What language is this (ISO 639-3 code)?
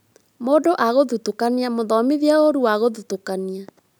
kik